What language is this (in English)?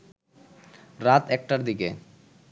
Bangla